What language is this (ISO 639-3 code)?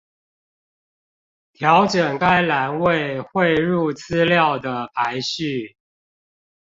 zho